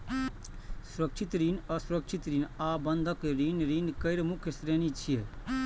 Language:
Maithili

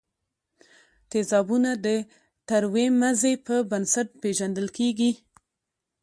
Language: Pashto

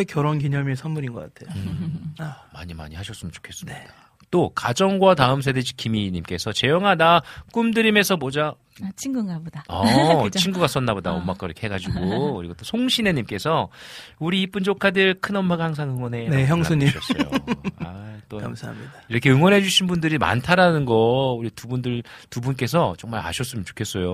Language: Korean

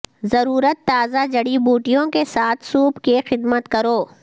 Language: Urdu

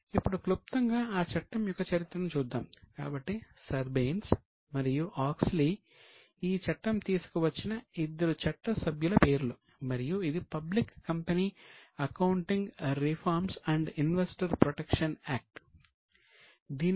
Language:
Telugu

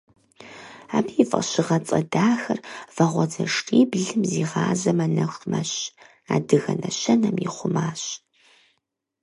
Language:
Kabardian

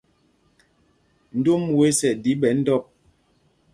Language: Mpumpong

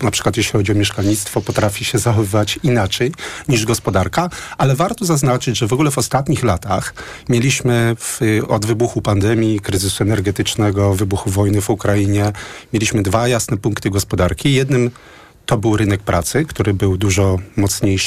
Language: Polish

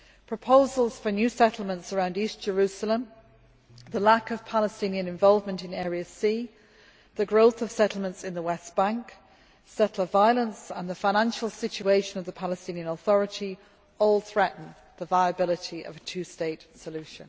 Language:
English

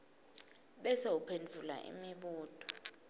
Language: Swati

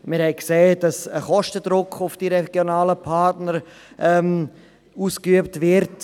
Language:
Swiss German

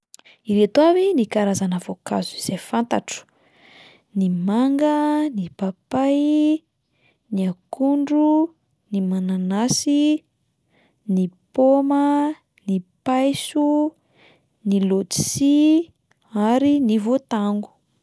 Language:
Malagasy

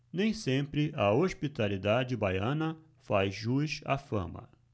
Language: Portuguese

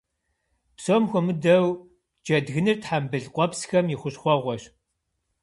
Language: Kabardian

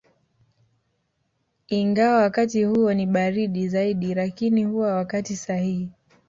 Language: Swahili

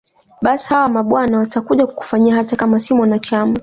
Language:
Swahili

